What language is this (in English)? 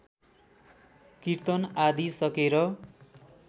Nepali